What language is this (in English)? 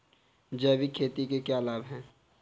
Hindi